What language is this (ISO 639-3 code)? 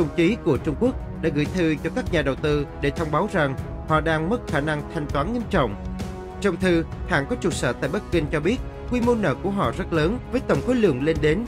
vie